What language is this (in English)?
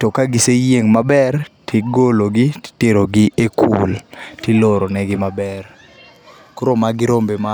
Luo (Kenya and Tanzania)